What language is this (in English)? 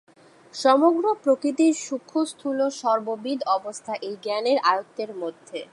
Bangla